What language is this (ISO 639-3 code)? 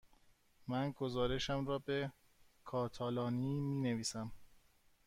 fas